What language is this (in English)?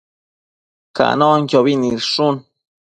Matsés